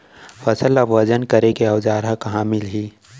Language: Chhattisgarhi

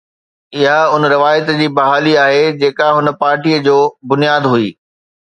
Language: Sindhi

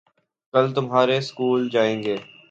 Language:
Urdu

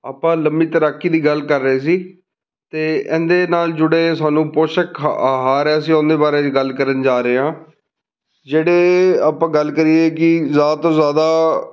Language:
Punjabi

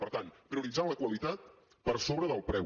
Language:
Catalan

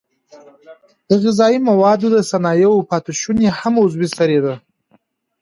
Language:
Pashto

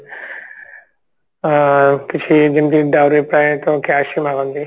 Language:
Odia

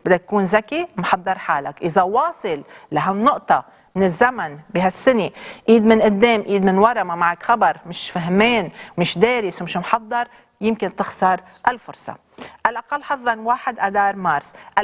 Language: Arabic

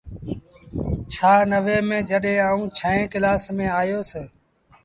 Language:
Sindhi Bhil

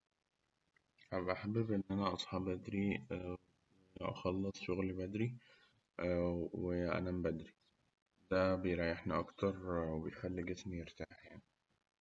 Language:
Egyptian Arabic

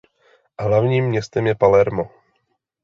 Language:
Czech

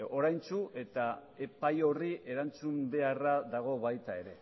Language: Basque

